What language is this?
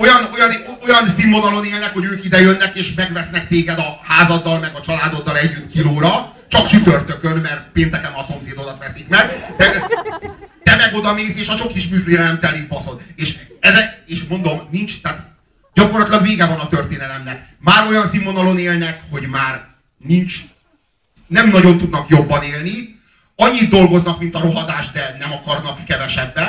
Hungarian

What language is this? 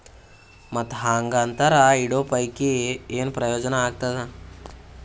Kannada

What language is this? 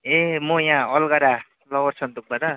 Nepali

